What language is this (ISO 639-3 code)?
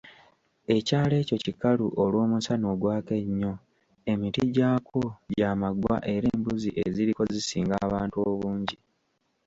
lug